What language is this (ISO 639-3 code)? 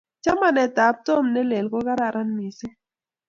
kln